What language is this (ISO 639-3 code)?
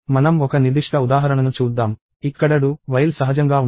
tel